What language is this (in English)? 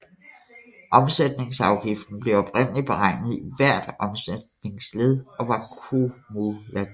Danish